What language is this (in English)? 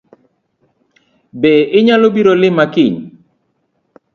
Luo (Kenya and Tanzania)